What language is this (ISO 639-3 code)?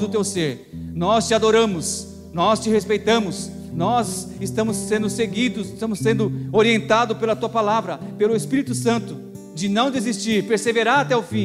por